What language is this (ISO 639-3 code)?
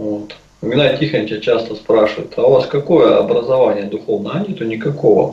rus